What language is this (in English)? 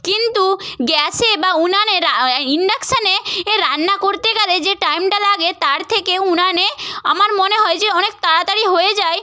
Bangla